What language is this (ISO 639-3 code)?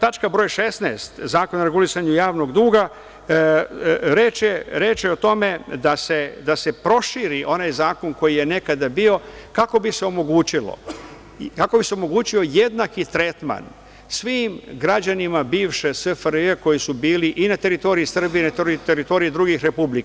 srp